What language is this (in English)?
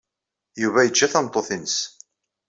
Kabyle